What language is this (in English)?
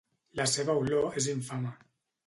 Catalan